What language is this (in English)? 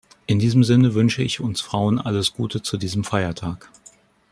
German